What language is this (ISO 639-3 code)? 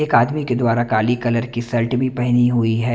hin